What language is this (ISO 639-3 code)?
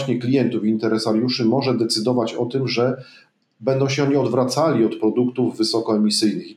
pol